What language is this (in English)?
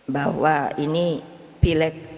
Indonesian